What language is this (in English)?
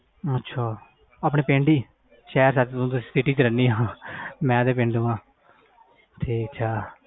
Punjabi